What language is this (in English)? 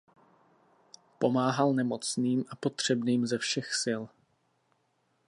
Czech